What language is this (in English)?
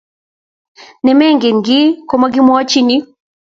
Kalenjin